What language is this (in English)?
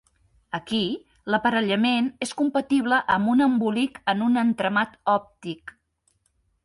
Catalan